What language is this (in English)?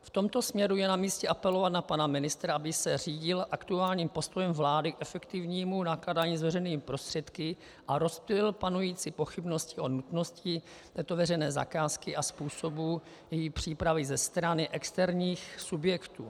Czech